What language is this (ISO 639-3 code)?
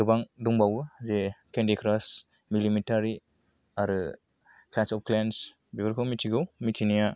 brx